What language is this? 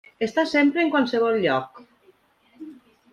Catalan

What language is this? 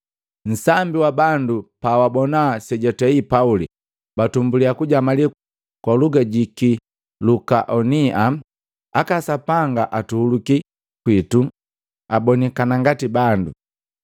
Matengo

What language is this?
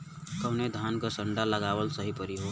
Bhojpuri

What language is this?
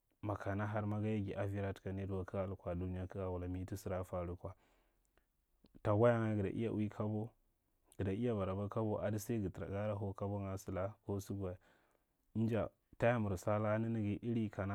Marghi Central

